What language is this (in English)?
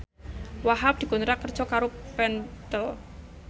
Javanese